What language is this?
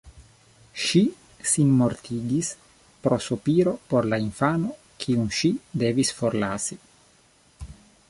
Esperanto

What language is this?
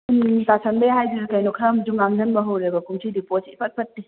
Manipuri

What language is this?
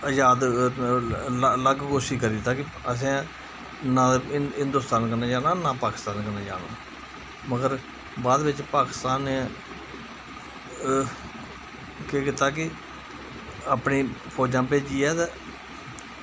Dogri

